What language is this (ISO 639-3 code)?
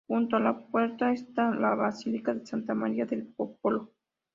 spa